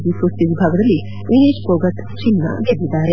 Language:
Kannada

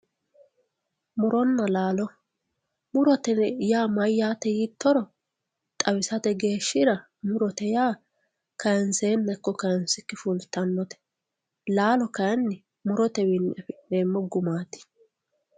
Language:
Sidamo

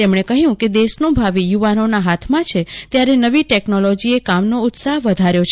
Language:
Gujarati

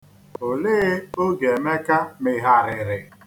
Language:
Igbo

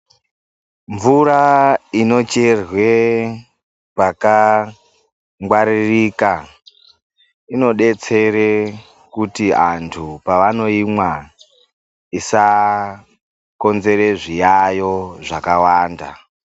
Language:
Ndau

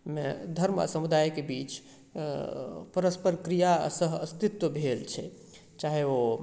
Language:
Maithili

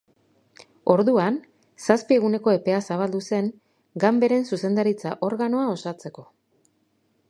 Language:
Basque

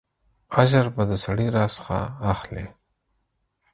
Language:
Pashto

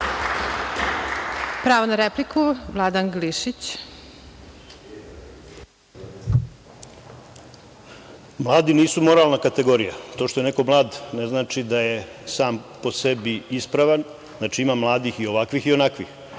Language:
Serbian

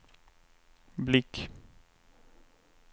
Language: Swedish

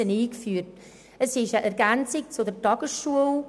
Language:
Swiss German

